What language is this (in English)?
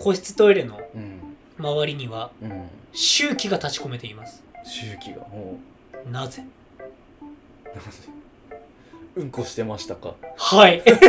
Japanese